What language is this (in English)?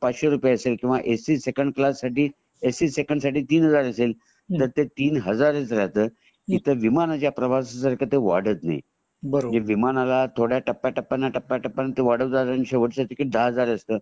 Marathi